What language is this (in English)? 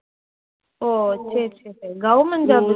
Tamil